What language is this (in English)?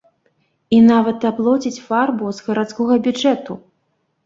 Belarusian